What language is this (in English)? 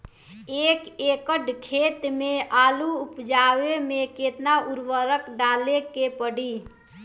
Bhojpuri